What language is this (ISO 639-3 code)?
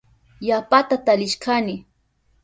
qup